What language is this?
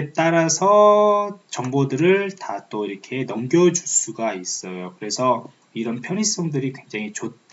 Korean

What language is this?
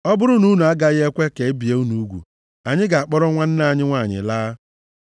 Igbo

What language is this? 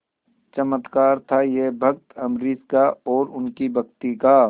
Hindi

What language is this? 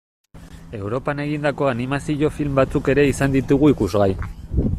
Basque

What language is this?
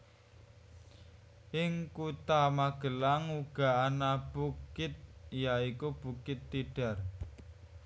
Javanese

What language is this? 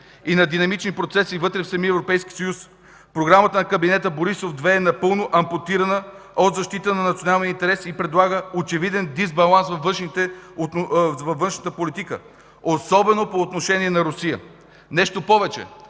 Bulgarian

